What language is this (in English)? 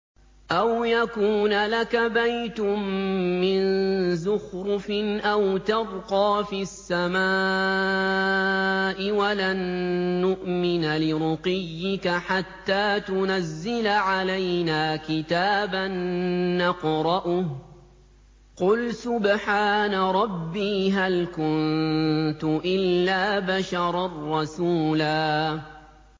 Arabic